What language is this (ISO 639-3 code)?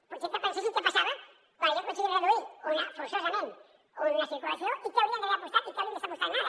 cat